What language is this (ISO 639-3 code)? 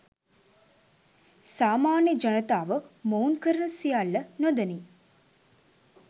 sin